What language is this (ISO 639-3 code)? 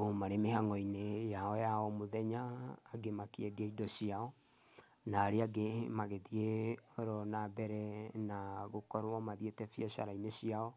kik